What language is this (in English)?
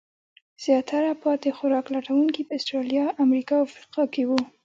Pashto